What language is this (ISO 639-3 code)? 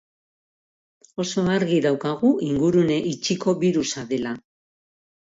eus